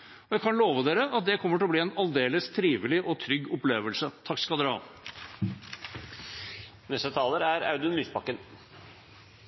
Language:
Norwegian Bokmål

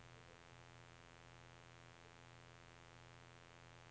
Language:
Norwegian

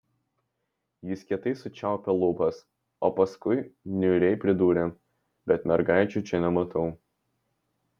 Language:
Lithuanian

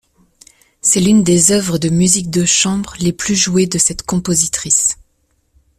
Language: French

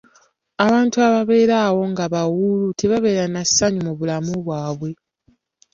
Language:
Ganda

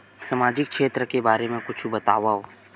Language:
Chhattisgarhi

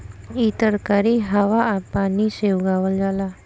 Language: Bhojpuri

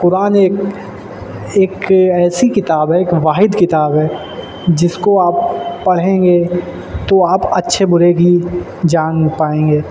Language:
Urdu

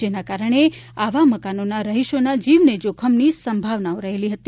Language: Gujarati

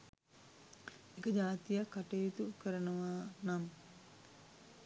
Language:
Sinhala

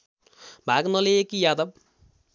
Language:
Nepali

